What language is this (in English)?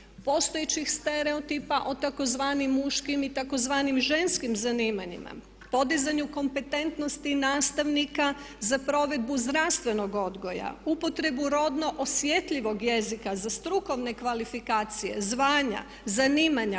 Croatian